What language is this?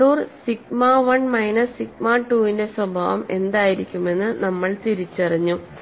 Malayalam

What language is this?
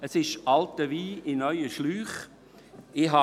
Swiss German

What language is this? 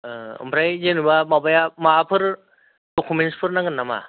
Bodo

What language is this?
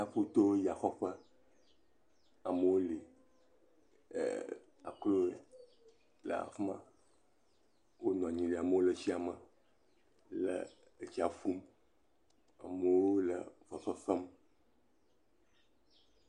Ewe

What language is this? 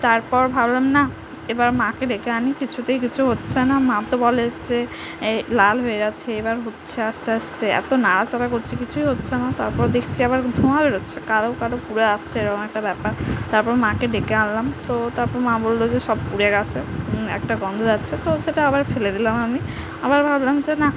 Bangla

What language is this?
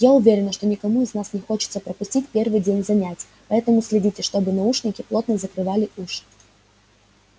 Russian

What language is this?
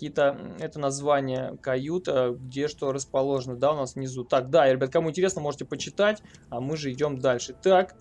Russian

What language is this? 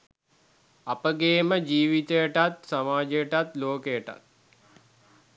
Sinhala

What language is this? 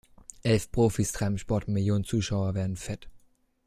German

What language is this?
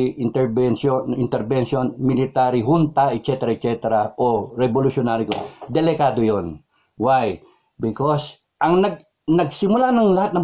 Filipino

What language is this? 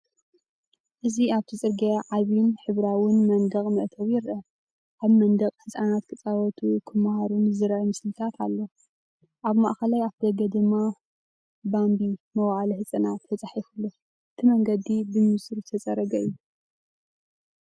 Tigrinya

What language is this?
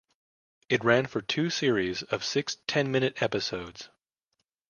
English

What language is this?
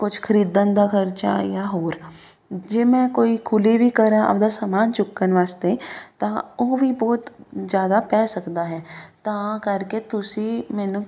Punjabi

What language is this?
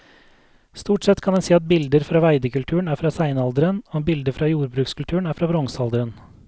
Norwegian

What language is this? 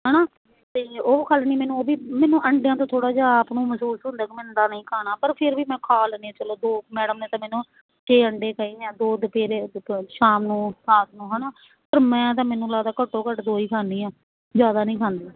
Punjabi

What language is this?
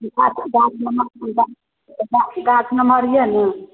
Maithili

